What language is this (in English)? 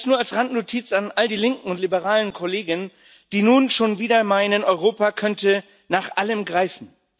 German